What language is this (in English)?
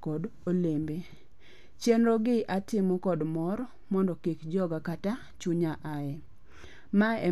Luo (Kenya and Tanzania)